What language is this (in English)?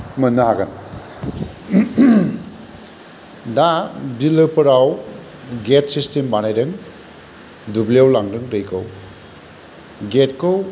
Bodo